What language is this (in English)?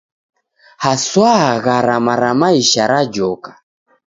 Taita